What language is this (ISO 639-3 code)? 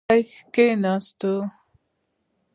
pus